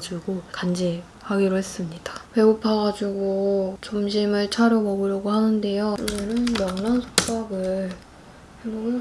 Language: Korean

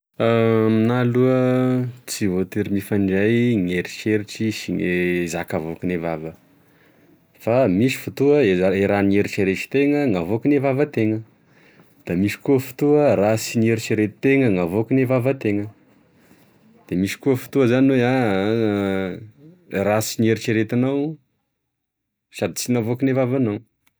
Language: Tesaka Malagasy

